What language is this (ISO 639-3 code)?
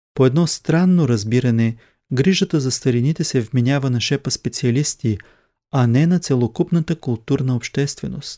bul